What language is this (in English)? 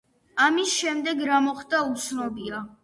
Georgian